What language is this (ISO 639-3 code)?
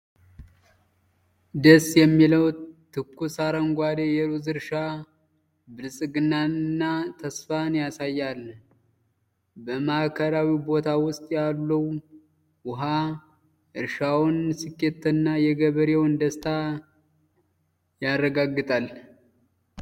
amh